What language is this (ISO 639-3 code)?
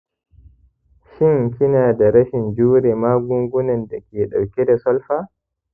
hau